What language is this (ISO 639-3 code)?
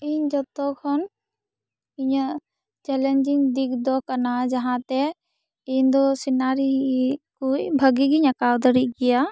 sat